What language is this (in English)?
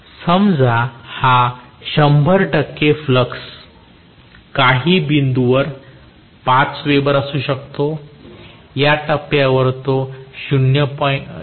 Marathi